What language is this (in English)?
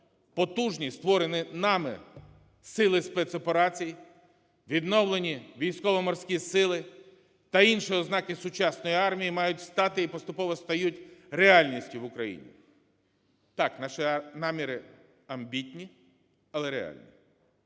Ukrainian